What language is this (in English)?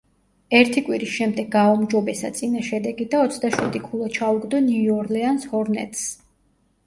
Georgian